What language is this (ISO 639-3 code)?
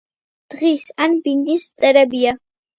kat